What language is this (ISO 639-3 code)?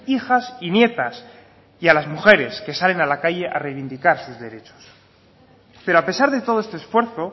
spa